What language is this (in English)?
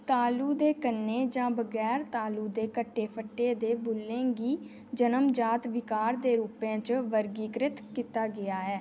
Dogri